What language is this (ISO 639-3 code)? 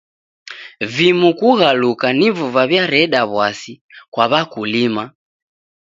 dav